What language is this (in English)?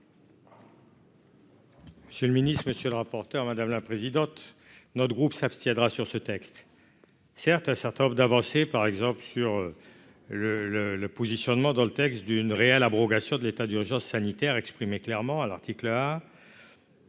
French